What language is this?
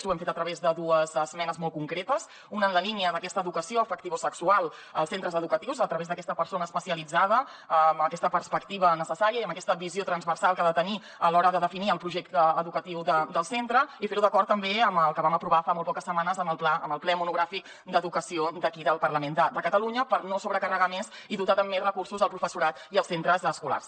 Catalan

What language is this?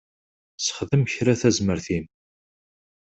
Kabyle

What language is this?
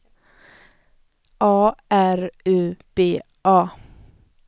Swedish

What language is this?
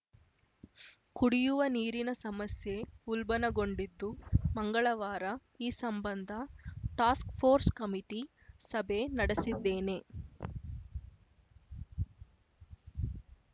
Kannada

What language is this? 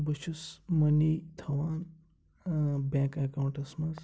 Kashmiri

